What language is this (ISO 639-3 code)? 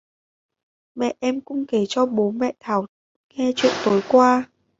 vie